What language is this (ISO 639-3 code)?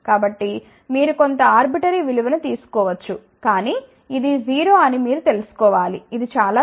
tel